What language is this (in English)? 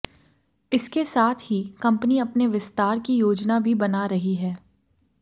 Hindi